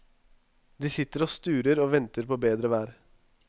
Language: Norwegian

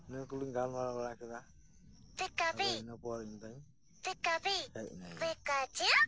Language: Santali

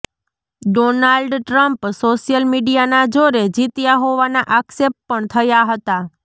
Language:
Gujarati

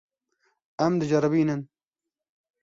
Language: Kurdish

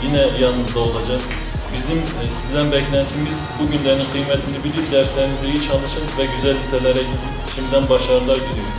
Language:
Turkish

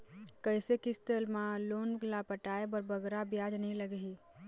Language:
Chhattisgarhi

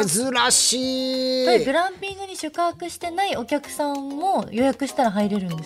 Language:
Japanese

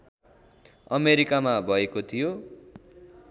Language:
Nepali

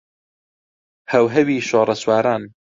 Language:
Central Kurdish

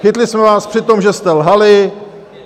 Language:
Czech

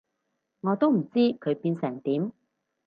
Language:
Cantonese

